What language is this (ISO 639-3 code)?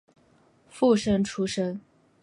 zho